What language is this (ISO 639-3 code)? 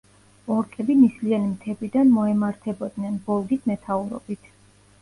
kat